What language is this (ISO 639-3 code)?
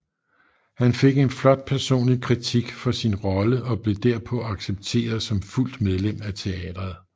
dan